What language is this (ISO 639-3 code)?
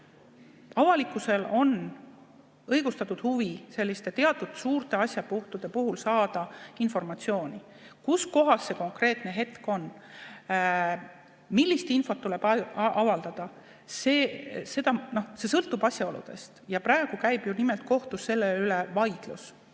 est